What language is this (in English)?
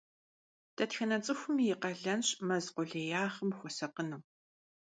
Kabardian